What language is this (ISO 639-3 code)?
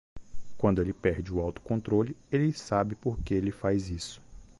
por